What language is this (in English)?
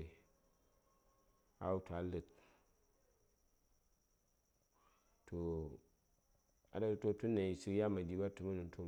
Saya